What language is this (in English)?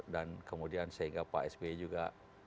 Indonesian